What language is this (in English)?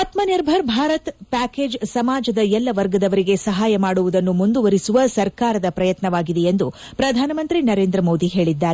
Kannada